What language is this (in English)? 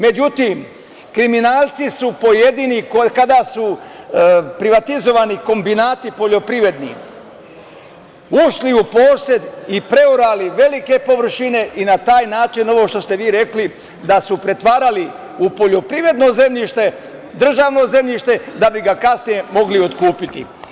Serbian